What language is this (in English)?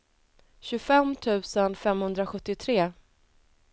Swedish